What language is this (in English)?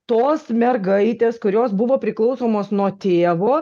Lithuanian